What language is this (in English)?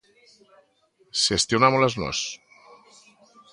Galician